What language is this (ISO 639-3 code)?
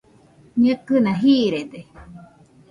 hux